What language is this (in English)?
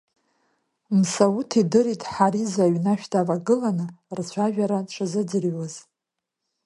Abkhazian